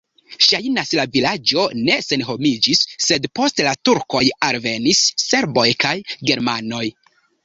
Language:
Esperanto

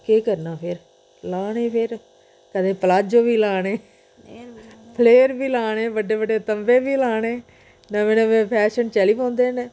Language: Dogri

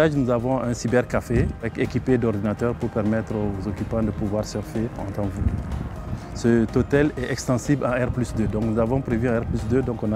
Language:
French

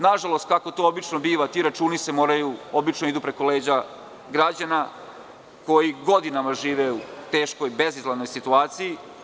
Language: Serbian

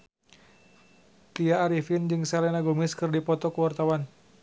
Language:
Sundanese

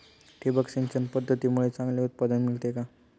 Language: Marathi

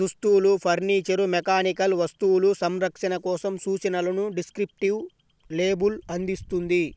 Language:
Telugu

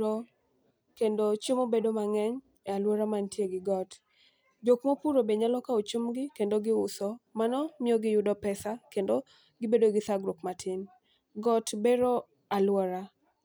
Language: Luo (Kenya and Tanzania)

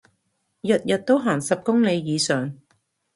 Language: Cantonese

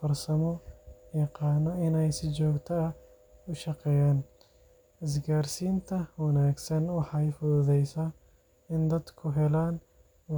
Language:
Somali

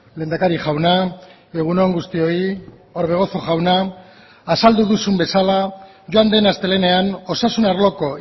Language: Basque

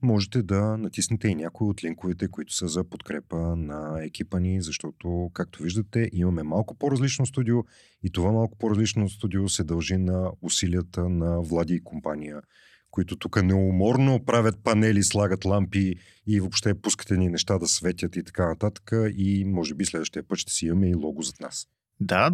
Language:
Bulgarian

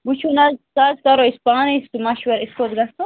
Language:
Kashmiri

